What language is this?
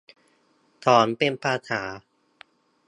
Thai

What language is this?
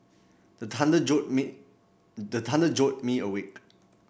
English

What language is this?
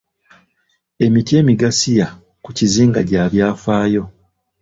Ganda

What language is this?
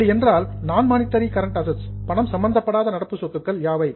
Tamil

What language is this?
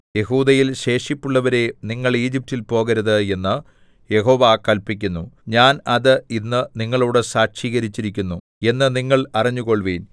Malayalam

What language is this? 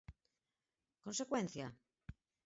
Galician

